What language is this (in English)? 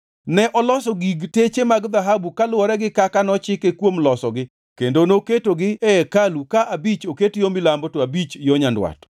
Luo (Kenya and Tanzania)